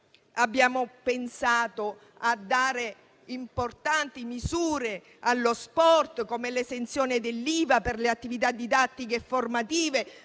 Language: Italian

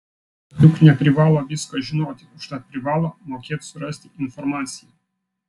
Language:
Lithuanian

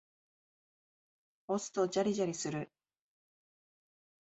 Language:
Japanese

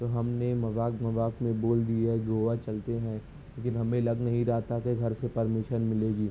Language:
Urdu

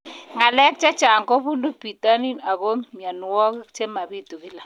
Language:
Kalenjin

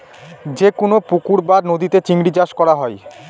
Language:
Bangla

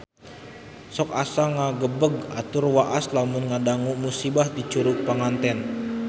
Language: Sundanese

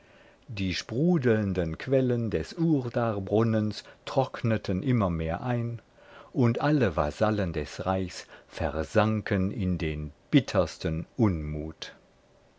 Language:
German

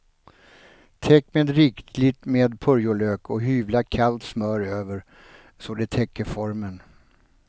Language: Swedish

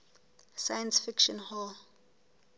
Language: Southern Sotho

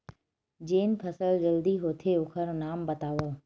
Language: Chhattisgarhi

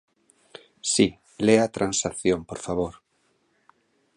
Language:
Galician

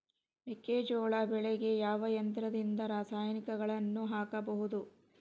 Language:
Kannada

